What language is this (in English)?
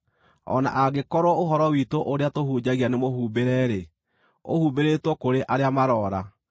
Kikuyu